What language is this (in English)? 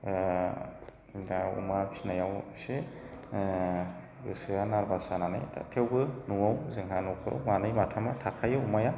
Bodo